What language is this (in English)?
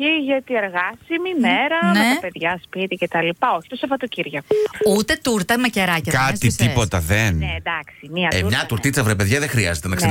Greek